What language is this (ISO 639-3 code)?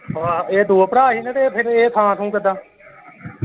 pan